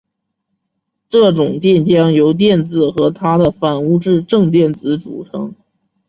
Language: Chinese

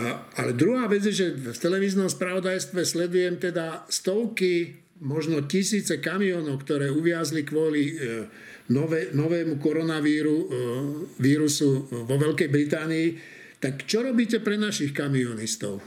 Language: Slovak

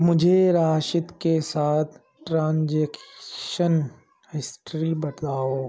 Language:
Urdu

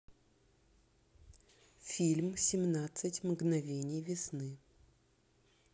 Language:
Russian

